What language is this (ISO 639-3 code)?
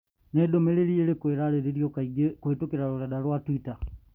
kik